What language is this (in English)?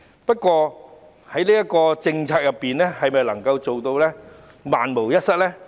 Cantonese